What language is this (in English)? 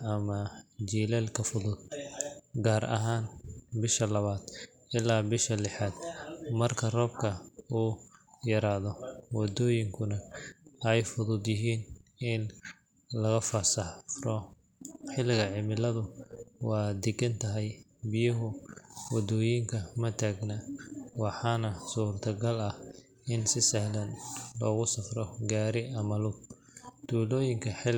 Somali